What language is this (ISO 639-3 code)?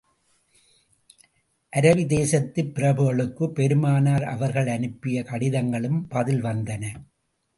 tam